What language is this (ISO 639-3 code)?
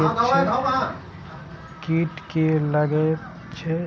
mai